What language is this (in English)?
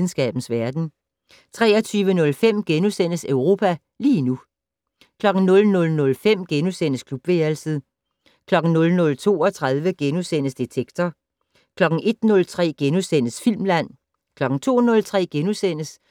Danish